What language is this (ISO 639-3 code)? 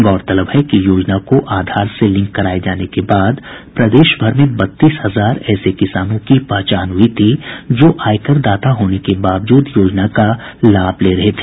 hin